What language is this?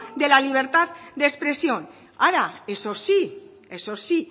Spanish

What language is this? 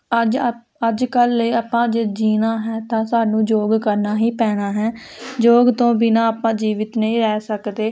Punjabi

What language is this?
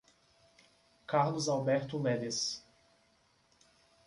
Portuguese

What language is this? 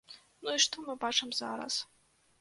Belarusian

